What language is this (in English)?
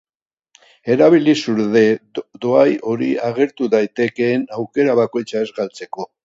Basque